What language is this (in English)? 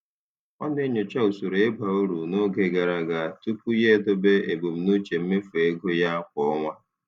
Igbo